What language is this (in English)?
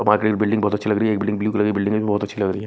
Hindi